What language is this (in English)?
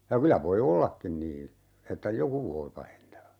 Finnish